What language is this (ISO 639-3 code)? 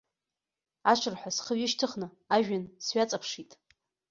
abk